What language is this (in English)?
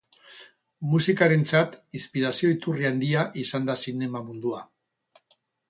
Basque